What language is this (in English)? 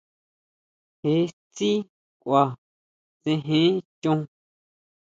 Huautla Mazatec